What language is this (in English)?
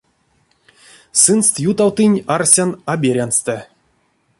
Erzya